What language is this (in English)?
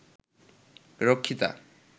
Bangla